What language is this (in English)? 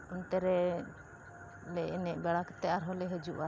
Santali